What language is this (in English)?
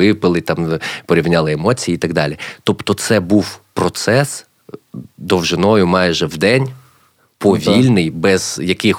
Ukrainian